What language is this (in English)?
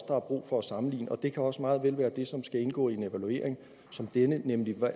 Danish